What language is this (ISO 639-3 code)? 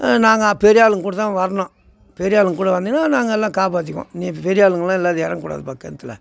tam